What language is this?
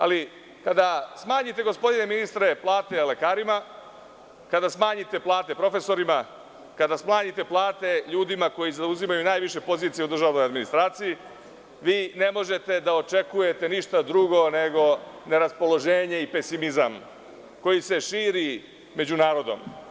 Serbian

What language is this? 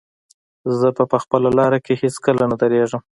Pashto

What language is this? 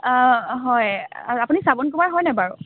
Assamese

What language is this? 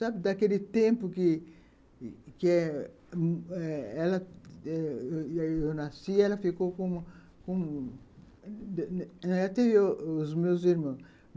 Portuguese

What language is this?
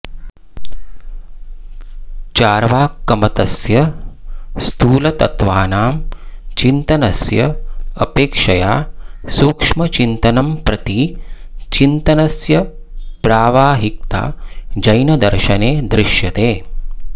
Sanskrit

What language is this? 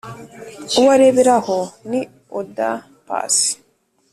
Kinyarwanda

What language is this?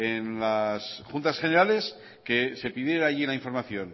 Spanish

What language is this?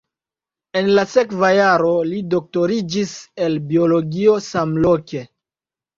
Esperanto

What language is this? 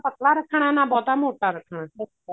Punjabi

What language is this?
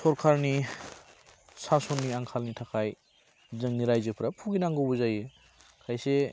Bodo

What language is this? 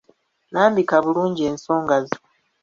Ganda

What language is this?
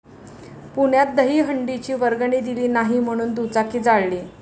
Marathi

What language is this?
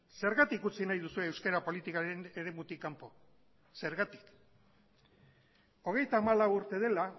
Basque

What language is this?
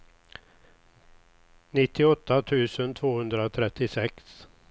Swedish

